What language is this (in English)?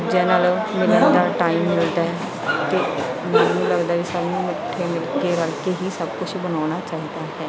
Punjabi